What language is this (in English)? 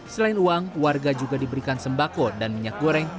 Indonesian